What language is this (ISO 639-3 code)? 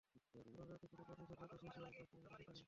ben